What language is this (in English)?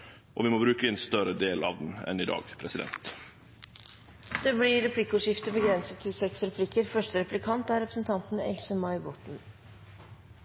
Norwegian